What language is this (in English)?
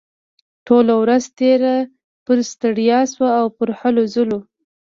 Pashto